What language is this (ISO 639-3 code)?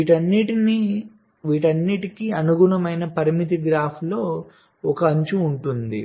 tel